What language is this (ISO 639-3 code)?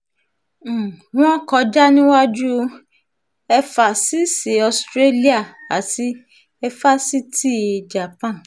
yor